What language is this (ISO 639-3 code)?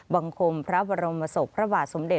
tha